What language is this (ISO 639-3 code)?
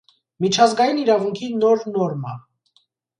hye